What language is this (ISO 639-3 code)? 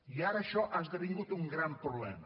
cat